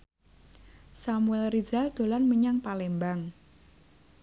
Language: Javanese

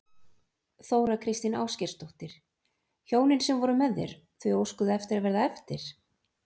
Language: Icelandic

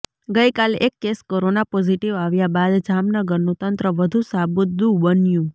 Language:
Gujarati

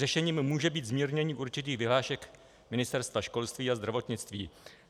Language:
Czech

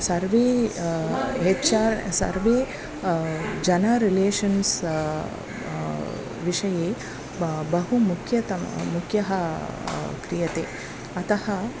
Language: Sanskrit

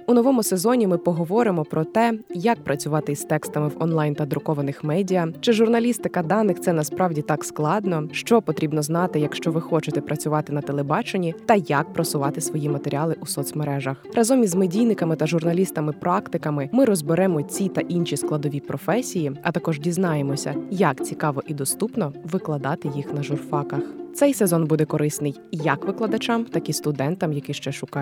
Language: Ukrainian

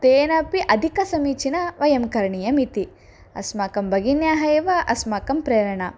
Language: Sanskrit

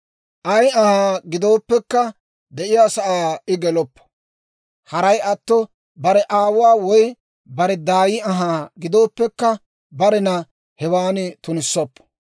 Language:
Dawro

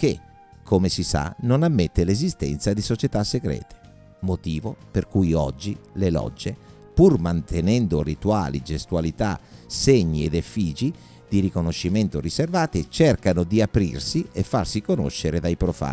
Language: Italian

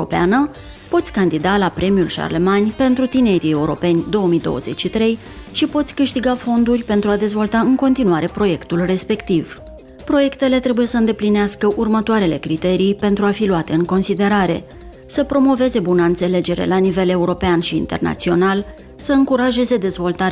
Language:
Romanian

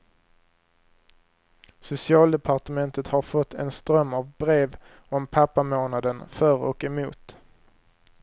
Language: Swedish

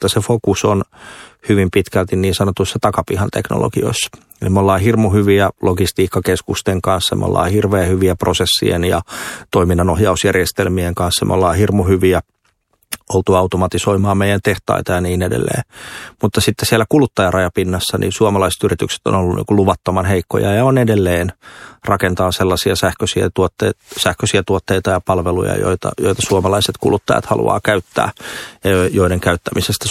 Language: Finnish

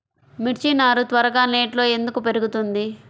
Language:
Telugu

